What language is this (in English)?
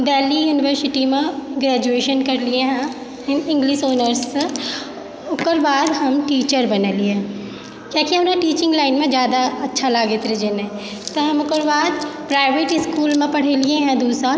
Maithili